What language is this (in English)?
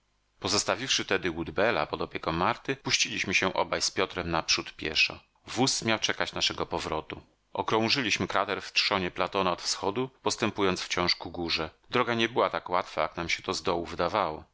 Polish